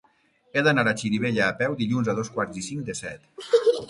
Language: Catalan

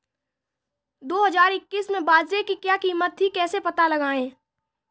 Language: Hindi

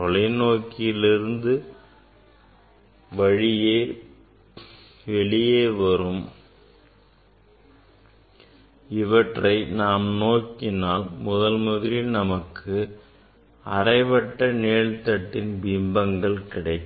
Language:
Tamil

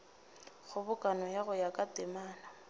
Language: Northern Sotho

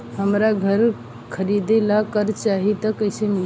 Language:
Bhojpuri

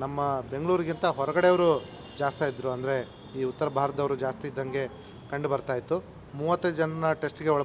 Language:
Indonesian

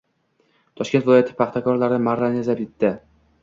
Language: Uzbek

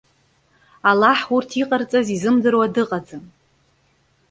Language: Abkhazian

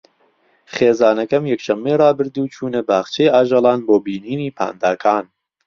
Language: Central Kurdish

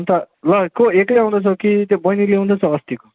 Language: Nepali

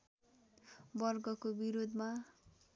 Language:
Nepali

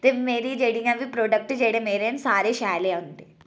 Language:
Dogri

